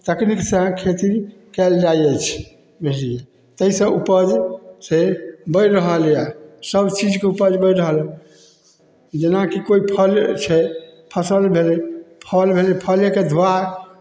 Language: Maithili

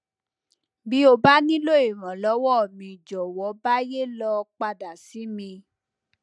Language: Yoruba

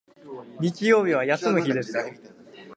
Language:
Japanese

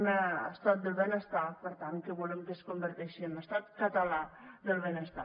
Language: Catalan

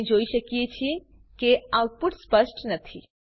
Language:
Gujarati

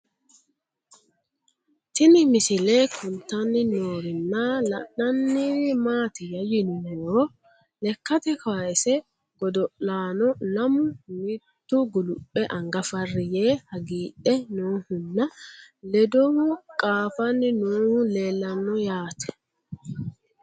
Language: Sidamo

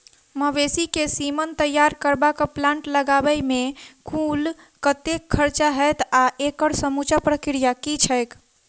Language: Maithili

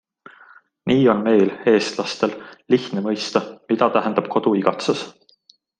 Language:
Estonian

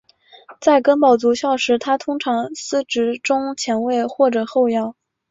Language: Chinese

